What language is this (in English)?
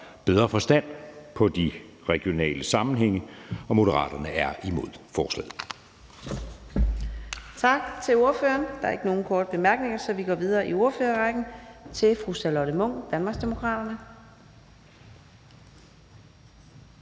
Danish